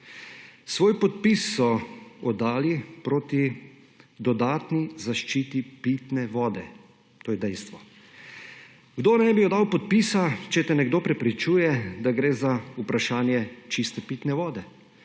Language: Slovenian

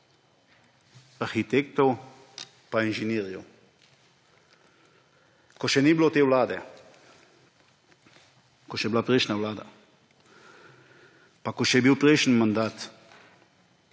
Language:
Slovenian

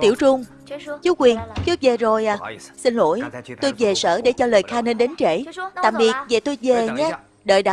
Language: Vietnamese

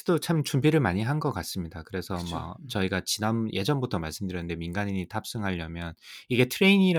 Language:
Korean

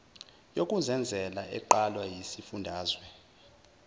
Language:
Zulu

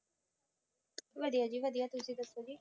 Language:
Punjabi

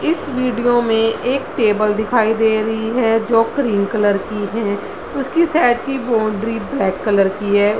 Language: Hindi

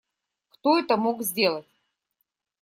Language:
Russian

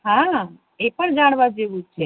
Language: Gujarati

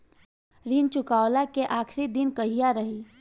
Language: Bhojpuri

